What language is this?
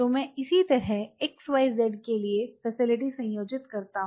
Hindi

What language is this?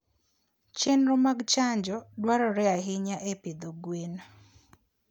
Luo (Kenya and Tanzania)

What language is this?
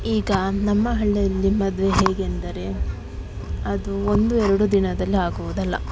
Kannada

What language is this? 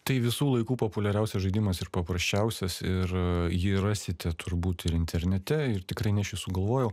Lithuanian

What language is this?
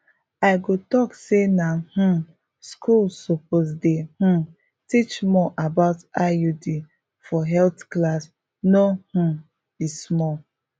Nigerian Pidgin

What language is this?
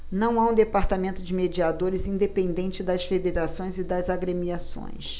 Portuguese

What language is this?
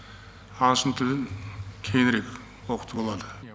Kazakh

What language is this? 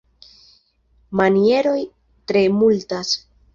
Esperanto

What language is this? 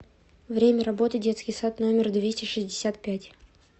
Russian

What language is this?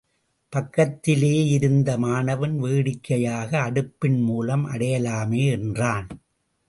Tamil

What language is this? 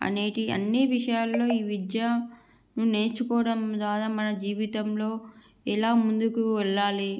Telugu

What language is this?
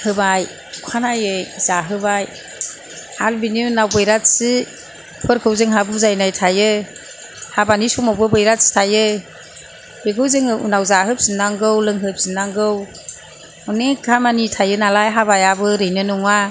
Bodo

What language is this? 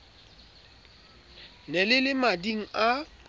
Southern Sotho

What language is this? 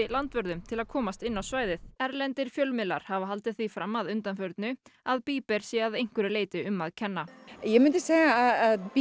Icelandic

